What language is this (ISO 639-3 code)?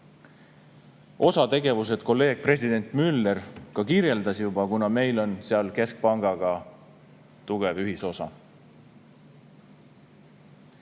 est